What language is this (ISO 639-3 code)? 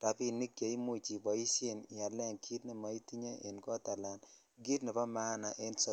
kln